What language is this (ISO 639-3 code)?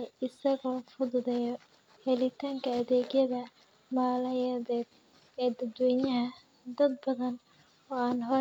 som